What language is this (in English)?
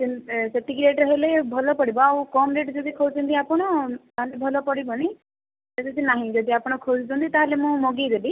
Odia